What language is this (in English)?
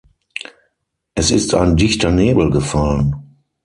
German